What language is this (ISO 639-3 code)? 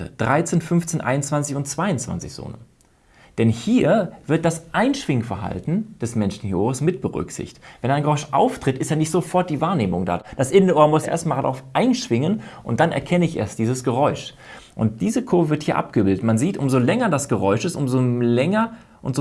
deu